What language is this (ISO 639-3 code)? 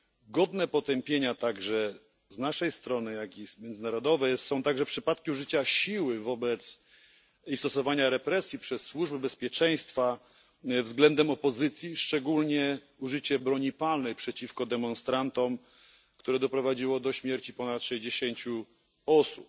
pol